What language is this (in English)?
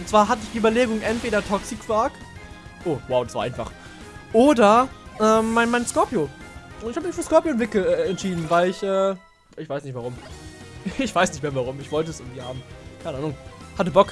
German